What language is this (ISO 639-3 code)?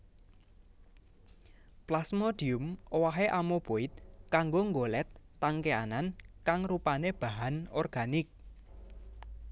jav